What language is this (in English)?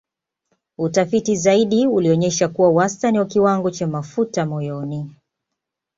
Swahili